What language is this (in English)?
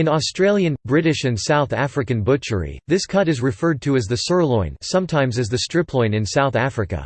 English